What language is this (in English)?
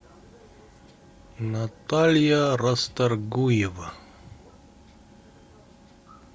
Russian